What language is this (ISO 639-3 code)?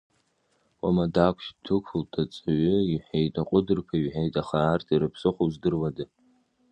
abk